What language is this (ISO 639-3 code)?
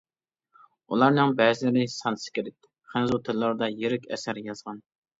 uig